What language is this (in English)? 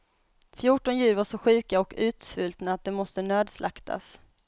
Swedish